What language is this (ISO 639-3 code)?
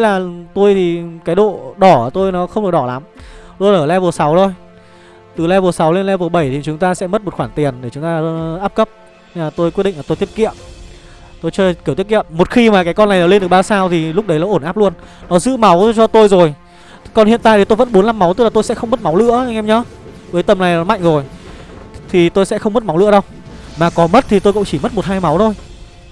vie